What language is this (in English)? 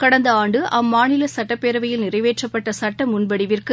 Tamil